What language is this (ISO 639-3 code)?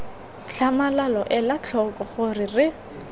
tsn